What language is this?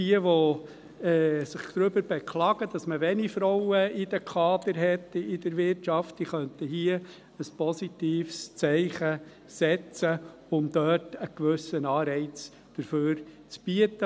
Swiss German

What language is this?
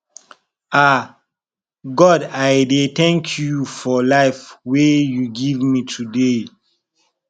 Nigerian Pidgin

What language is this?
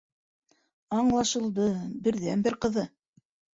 Bashkir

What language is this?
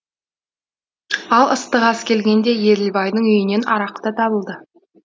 Kazakh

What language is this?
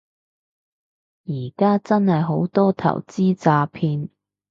Cantonese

